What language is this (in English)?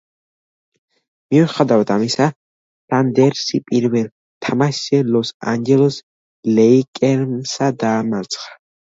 Georgian